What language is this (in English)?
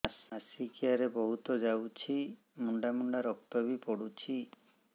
Odia